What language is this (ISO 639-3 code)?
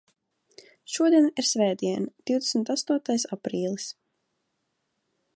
lav